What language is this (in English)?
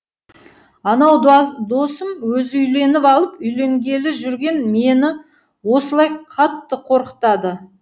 Kazakh